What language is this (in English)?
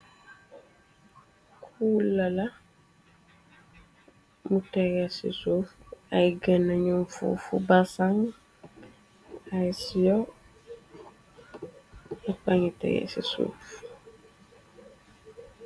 Wolof